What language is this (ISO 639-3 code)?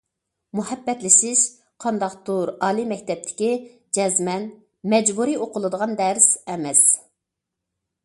uig